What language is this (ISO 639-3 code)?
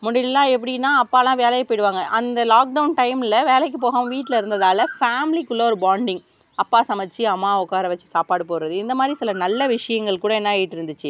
tam